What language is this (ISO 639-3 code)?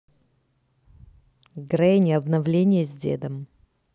rus